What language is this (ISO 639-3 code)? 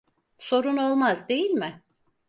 tur